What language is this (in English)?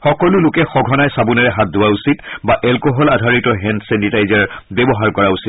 Assamese